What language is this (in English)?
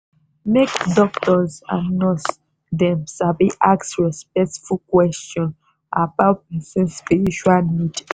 Nigerian Pidgin